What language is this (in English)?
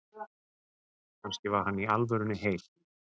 Icelandic